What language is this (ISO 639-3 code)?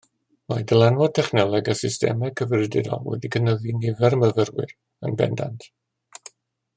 cym